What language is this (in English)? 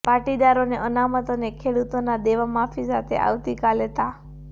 Gujarati